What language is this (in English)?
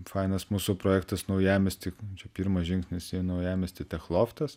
Lithuanian